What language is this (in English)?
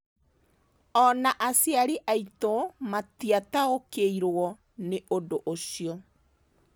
Kikuyu